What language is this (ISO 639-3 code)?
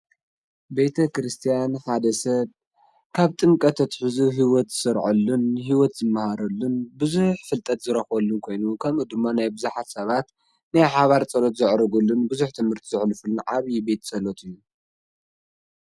tir